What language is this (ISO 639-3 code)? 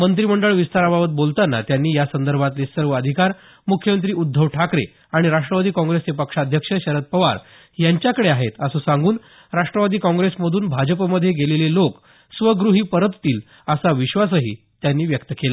mar